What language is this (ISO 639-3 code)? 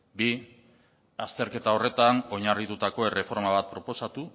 eus